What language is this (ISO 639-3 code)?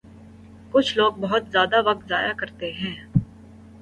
urd